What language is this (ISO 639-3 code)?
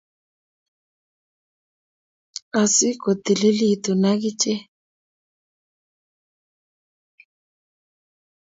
kln